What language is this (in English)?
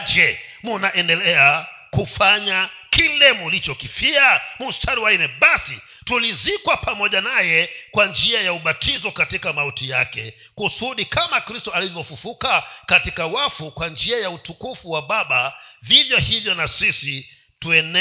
Swahili